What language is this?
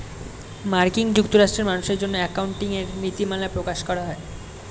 Bangla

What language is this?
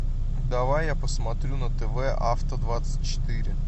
Russian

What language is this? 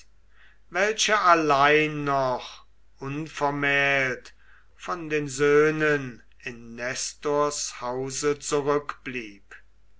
German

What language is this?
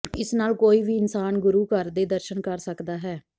Punjabi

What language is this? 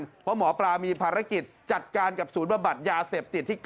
Thai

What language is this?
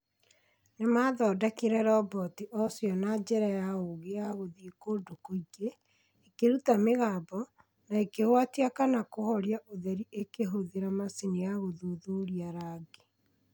Kikuyu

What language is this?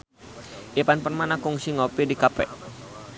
Sundanese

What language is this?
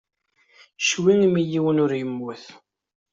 Kabyle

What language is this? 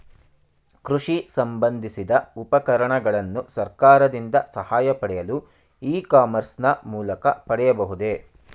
Kannada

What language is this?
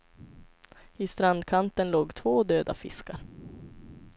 Swedish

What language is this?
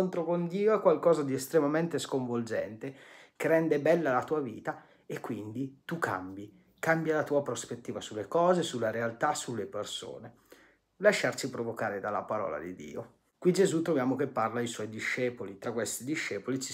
Italian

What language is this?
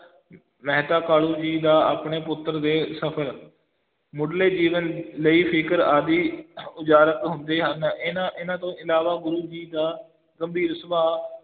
Punjabi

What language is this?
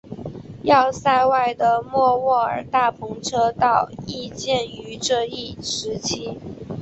Chinese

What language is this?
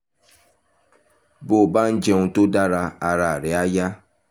Yoruba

